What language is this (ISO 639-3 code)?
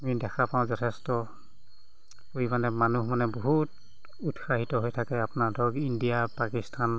asm